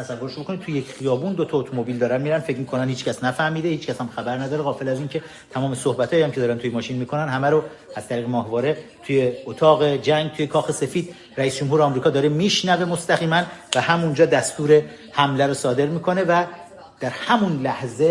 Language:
Persian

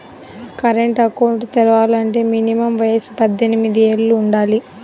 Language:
Telugu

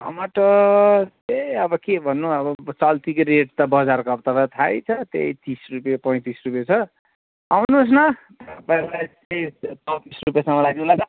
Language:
Nepali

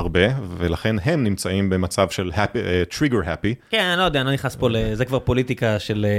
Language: Hebrew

